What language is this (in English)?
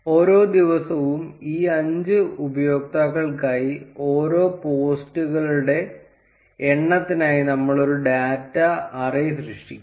Malayalam